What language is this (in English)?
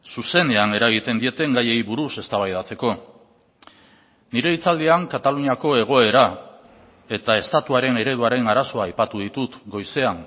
Basque